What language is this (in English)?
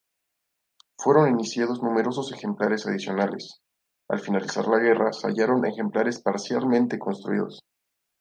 Spanish